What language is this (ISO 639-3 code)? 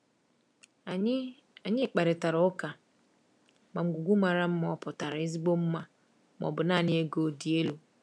ibo